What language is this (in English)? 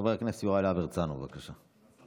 Hebrew